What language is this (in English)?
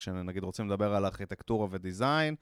Hebrew